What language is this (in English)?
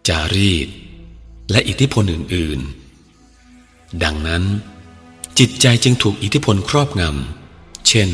Thai